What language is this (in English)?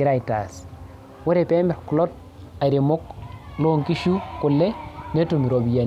Masai